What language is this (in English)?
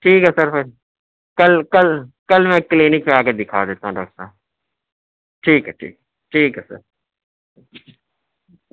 Urdu